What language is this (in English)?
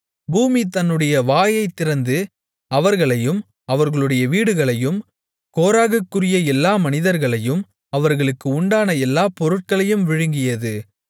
Tamil